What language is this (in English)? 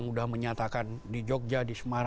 Indonesian